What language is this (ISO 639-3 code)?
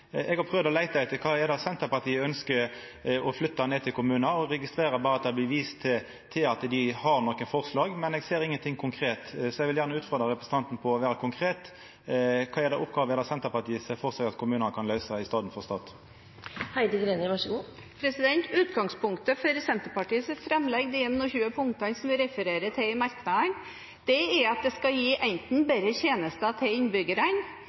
nor